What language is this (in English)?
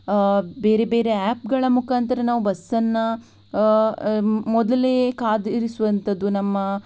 Kannada